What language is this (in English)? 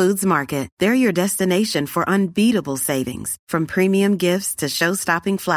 Swedish